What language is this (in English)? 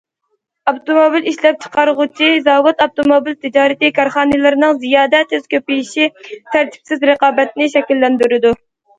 Uyghur